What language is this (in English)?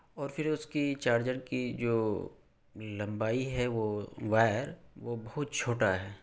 Urdu